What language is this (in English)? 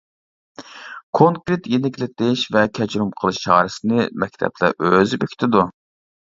Uyghur